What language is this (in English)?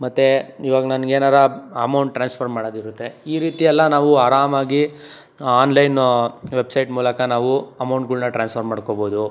Kannada